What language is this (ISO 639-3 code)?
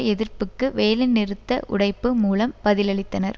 tam